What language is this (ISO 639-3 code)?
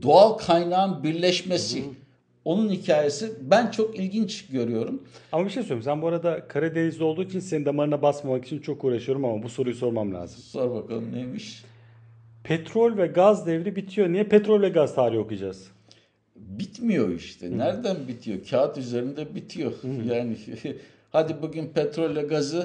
tur